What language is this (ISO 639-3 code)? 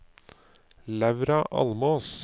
nor